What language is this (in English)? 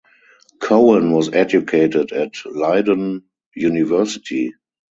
English